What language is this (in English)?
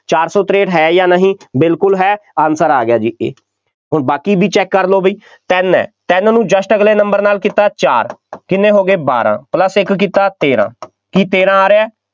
Punjabi